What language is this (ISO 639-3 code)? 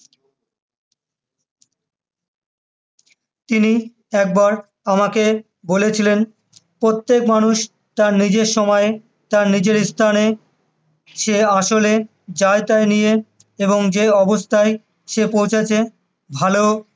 ben